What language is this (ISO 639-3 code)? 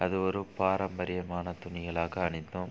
tam